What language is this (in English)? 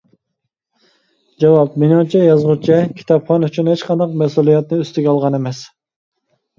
Uyghur